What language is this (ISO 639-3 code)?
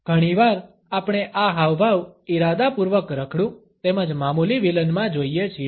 guj